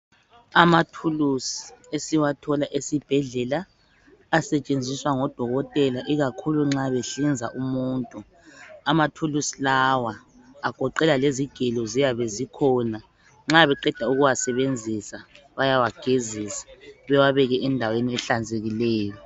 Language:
North Ndebele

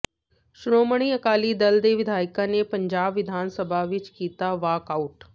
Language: Punjabi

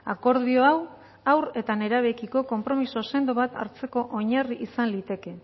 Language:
Basque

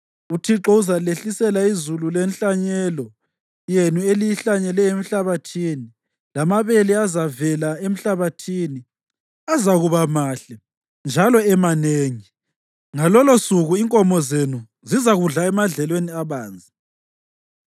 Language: North Ndebele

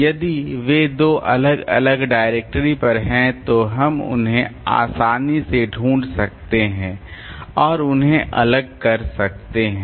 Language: Hindi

